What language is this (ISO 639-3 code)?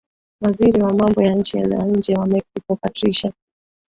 swa